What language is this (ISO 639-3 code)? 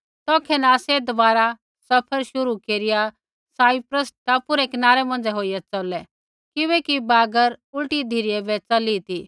kfx